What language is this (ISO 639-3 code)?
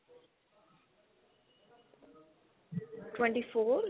pan